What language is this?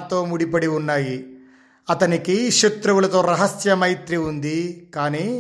Telugu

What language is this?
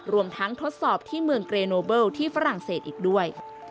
Thai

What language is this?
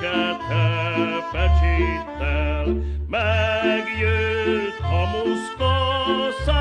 Romanian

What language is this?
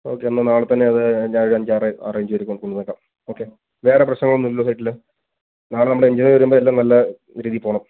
Malayalam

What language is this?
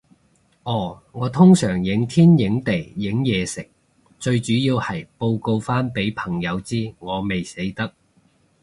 Cantonese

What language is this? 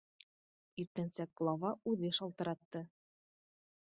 Bashkir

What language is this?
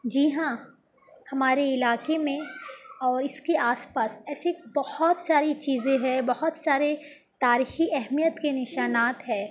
Urdu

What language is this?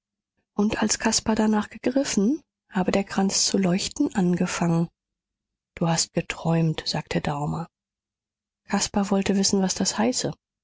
German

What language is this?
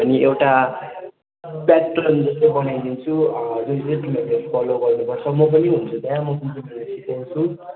Nepali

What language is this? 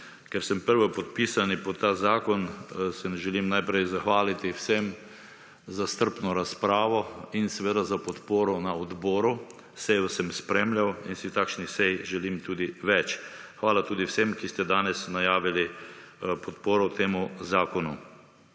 Slovenian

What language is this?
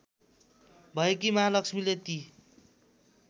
Nepali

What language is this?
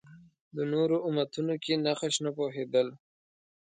Pashto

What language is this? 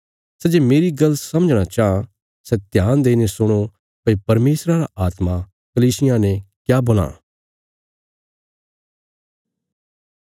Bilaspuri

